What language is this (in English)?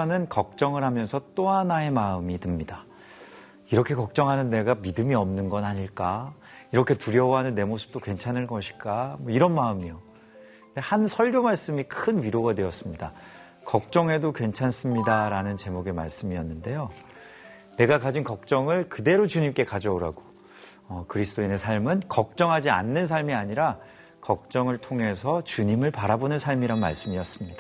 Korean